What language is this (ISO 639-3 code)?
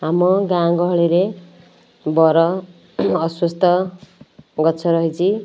ori